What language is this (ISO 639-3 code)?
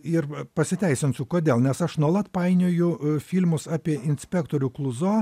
lit